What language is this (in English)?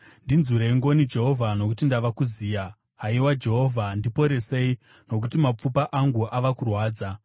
Shona